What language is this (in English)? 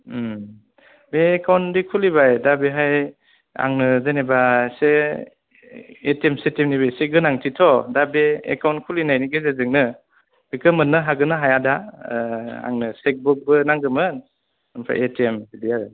Bodo